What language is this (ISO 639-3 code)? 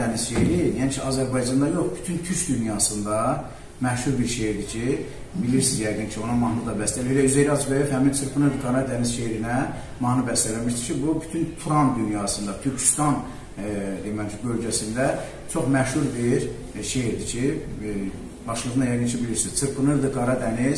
tur